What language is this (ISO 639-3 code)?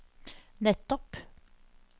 nor